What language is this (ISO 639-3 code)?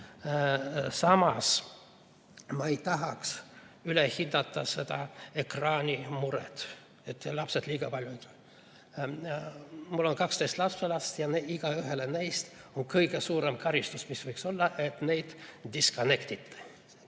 est